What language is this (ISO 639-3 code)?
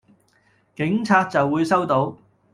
yue